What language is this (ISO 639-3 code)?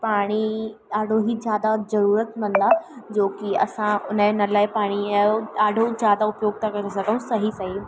snd